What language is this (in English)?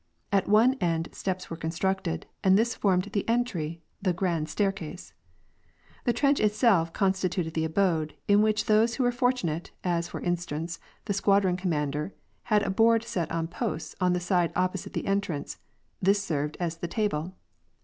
English